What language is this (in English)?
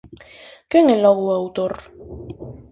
Galician